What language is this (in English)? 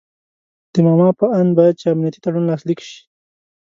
Pashto